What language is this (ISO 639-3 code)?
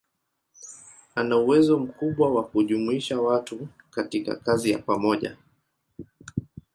swa